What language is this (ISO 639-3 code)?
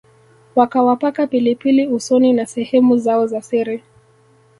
swa